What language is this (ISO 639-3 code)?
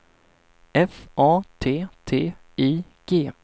swe